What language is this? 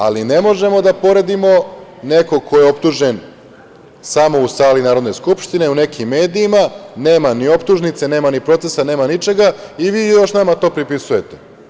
Serbian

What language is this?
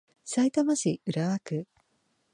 Japanese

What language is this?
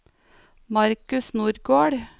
Norwegian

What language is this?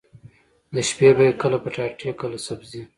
Pashto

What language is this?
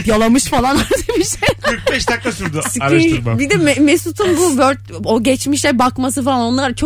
Turkish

